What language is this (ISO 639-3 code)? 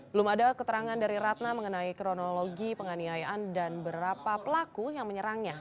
ind